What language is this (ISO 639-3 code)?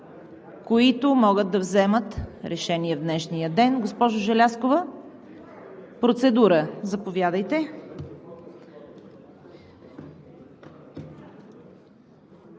bul